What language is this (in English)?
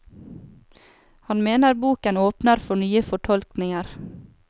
Norwegian